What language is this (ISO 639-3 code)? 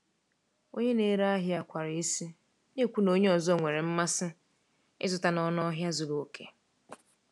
ibo